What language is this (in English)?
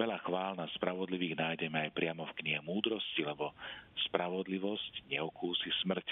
Slovak